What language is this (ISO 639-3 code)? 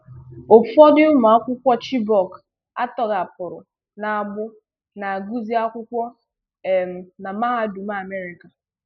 ibo